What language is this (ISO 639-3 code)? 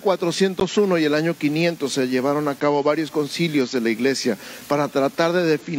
spa